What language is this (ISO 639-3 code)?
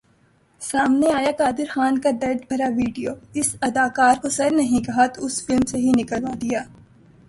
urd